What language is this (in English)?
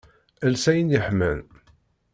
Kabyle